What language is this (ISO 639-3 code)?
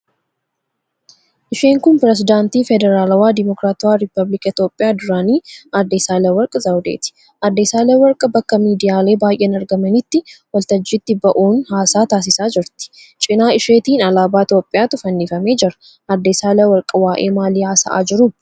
orm